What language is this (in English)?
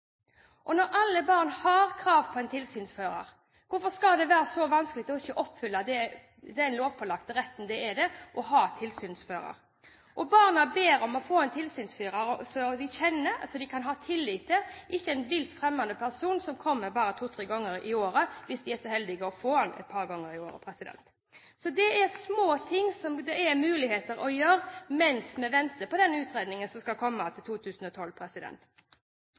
Norwegian Bokmål